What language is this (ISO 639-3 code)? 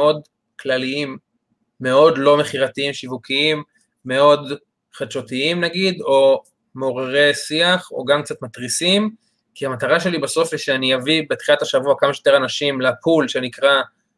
heb